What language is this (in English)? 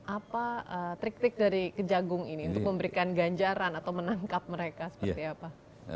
Indonesian